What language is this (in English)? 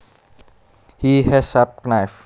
Javanese